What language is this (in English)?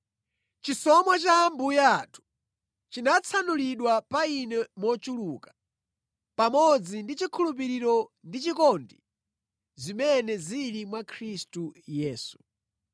Nyanja